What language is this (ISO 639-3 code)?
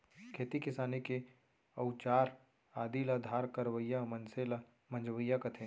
hne